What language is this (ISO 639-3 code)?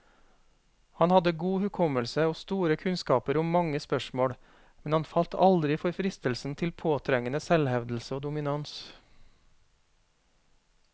nor